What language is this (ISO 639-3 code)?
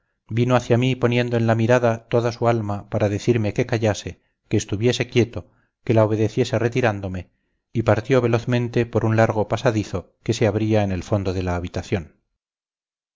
spa